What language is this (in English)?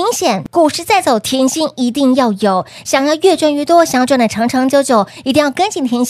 Chinese